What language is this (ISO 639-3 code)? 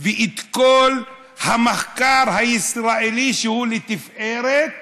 heb